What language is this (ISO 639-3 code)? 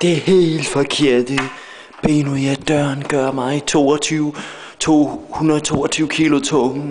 dan